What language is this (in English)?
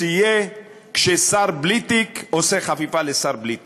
Hebrew